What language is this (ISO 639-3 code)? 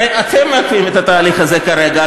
heb